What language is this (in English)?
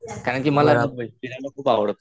Marathi